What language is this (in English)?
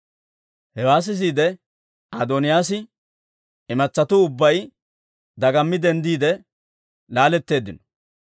Dawro